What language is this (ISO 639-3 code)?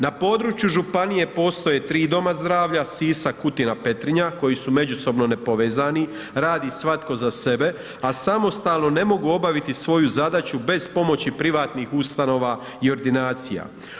hrv